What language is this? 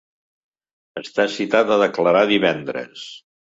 Catalan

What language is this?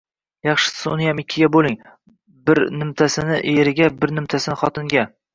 Uzbek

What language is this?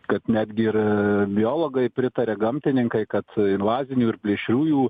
Lithuanian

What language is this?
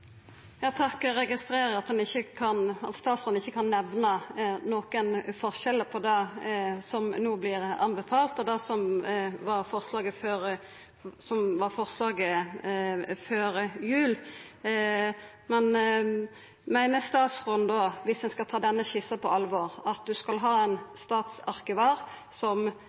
Norwegian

